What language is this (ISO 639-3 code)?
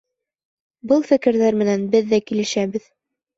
bak